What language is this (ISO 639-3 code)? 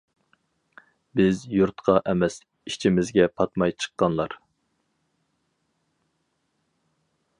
uig